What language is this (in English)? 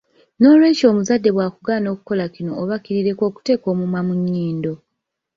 Ganda